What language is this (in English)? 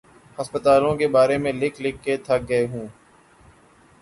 Urdu